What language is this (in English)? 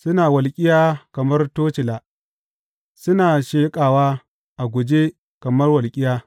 Hausa